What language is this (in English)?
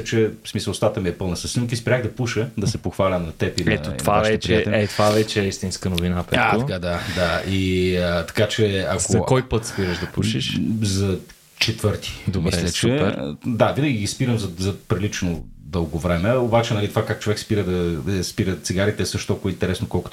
Bulgarian